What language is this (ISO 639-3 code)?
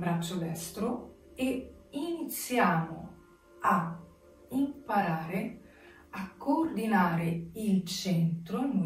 ita